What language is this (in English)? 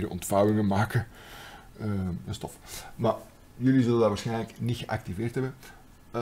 Dutch